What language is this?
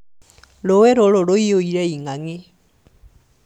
Kikuyu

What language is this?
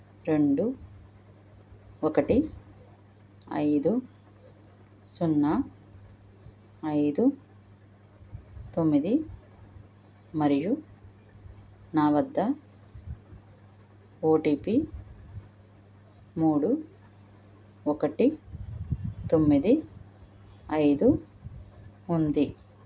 Telugu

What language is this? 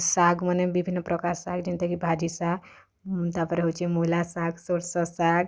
Odia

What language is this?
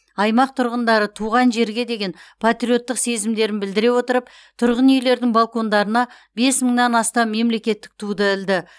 Kazakh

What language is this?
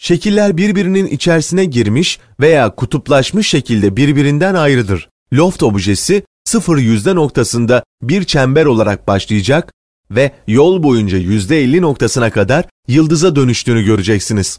Turkish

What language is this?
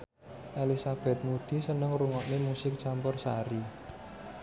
Javanese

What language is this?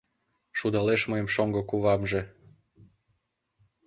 Mari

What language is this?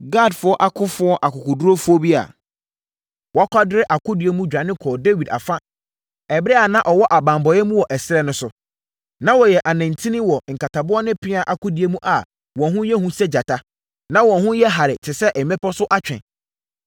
Akan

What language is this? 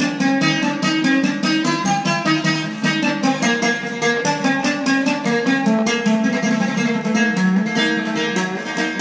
Arabic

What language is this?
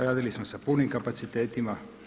Croatian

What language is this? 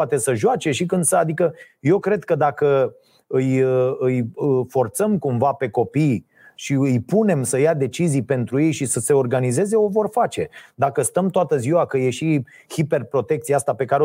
Romanian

